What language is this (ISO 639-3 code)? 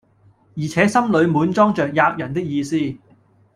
yue